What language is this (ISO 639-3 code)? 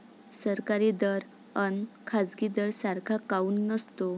mar